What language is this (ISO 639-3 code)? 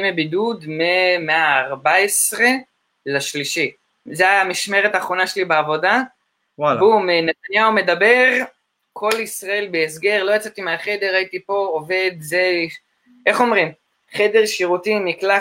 heb